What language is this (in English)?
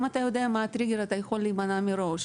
Hebrew